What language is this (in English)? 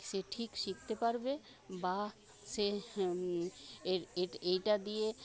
Bangla